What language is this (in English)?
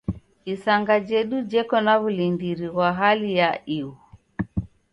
Taita